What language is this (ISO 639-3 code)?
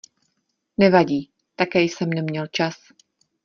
ces